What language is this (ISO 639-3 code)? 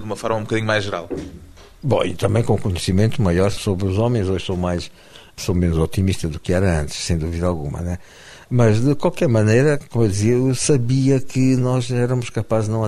por